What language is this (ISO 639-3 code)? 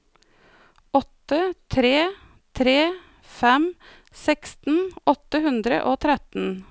nor